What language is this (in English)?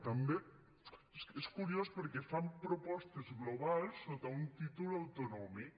Catalan